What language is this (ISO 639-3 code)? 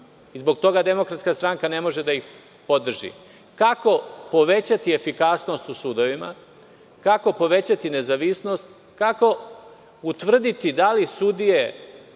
srp